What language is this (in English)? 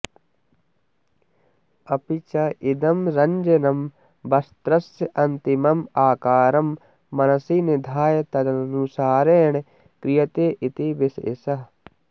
Sanskrit